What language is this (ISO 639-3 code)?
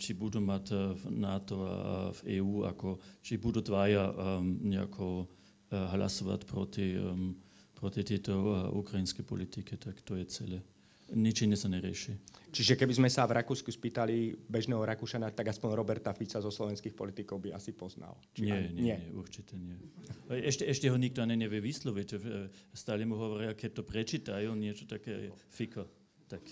slk